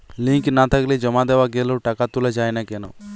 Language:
Bangla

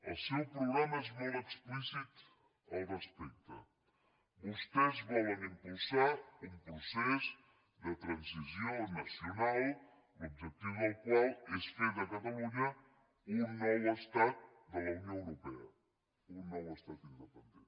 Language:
Catalan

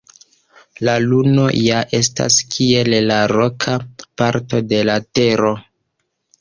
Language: Esperanto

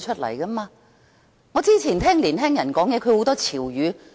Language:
Cantonese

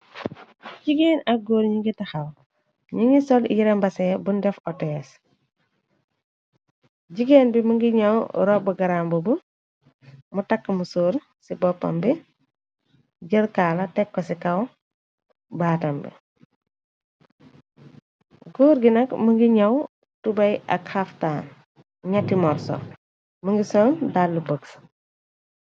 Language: Wolof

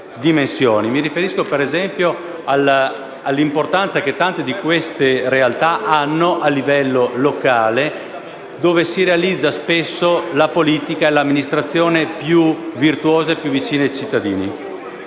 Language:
Italian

